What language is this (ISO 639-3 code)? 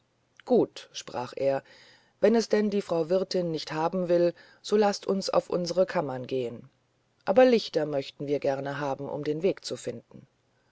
deu